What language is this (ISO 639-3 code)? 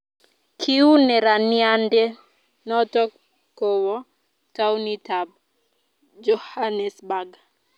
kln